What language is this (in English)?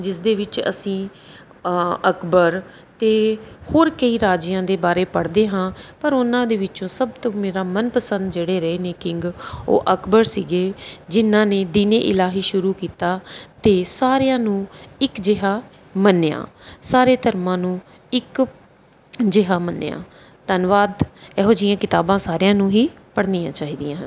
Punjabi